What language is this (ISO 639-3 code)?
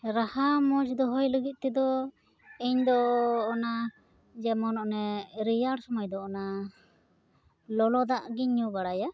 sat